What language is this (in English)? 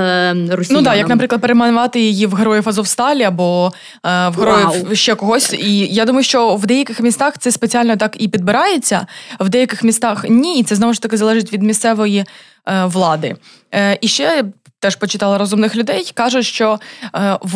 Ukrainian